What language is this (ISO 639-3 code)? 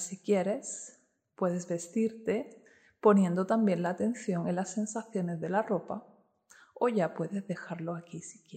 spa